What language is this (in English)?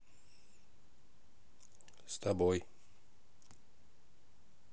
Russian